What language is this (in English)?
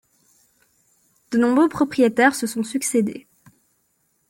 French